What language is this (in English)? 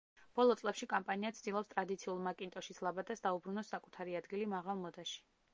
Georgian